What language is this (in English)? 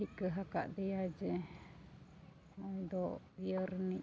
Santali